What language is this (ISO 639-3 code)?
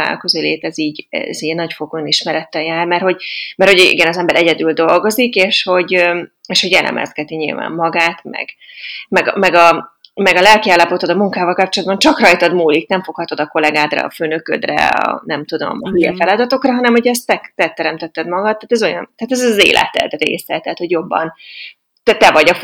hun